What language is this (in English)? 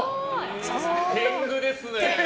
Japanese